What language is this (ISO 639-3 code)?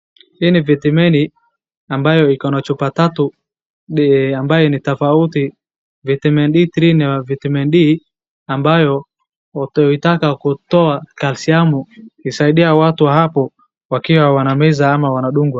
swa